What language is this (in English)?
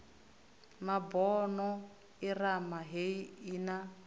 Venda